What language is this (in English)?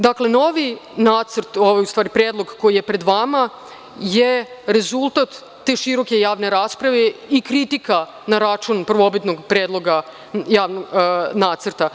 Serbian